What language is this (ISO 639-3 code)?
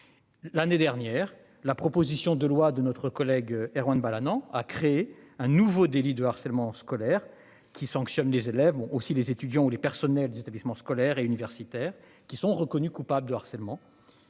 fra